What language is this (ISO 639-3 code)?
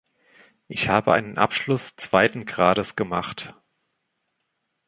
deu